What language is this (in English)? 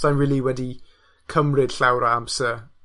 Welsh